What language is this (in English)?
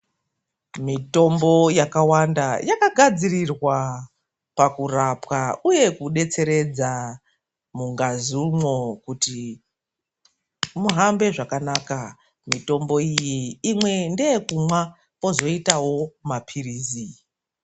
Ndau